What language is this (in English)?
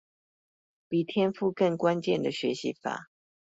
Chinese